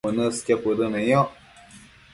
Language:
Matsés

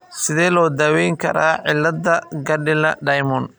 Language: Somali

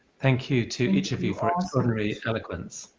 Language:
English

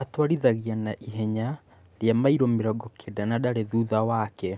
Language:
Kikuyu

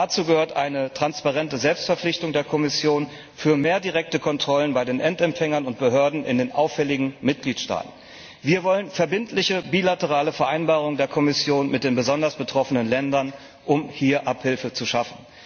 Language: German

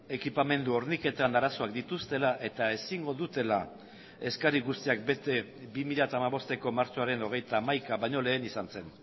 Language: Basque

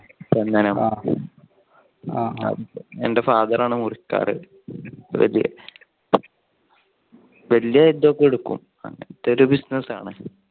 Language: Malayalam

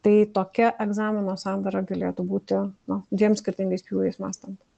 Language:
Lithuanian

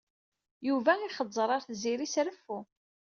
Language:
Kabyle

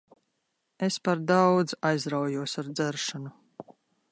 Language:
Latvian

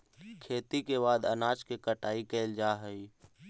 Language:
Magahi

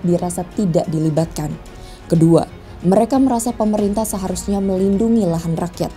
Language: Indonesian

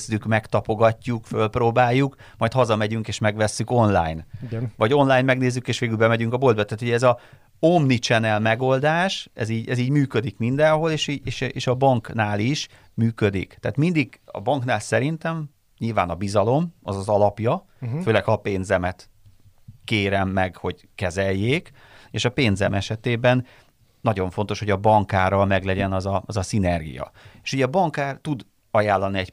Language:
Hungarian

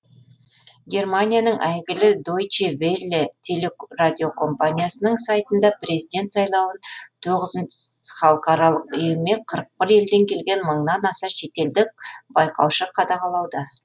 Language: Kazakh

